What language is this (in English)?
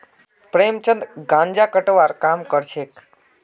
Magahi